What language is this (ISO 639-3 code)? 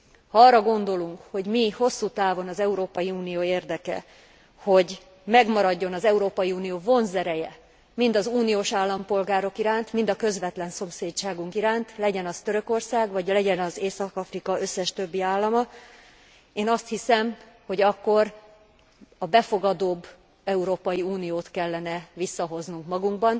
hun